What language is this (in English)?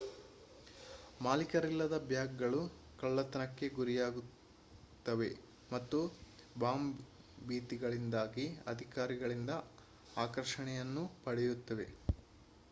Kannada